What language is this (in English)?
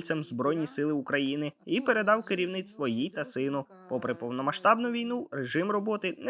Ukrainian